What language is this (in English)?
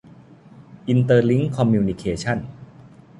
Thai